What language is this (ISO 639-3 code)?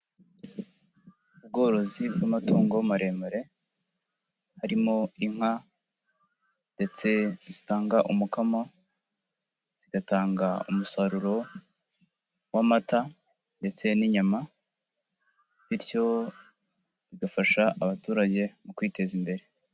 kin